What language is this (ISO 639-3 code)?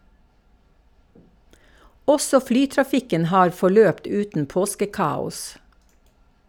nor